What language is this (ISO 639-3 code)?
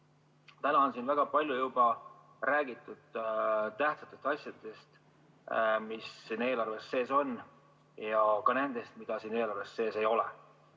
est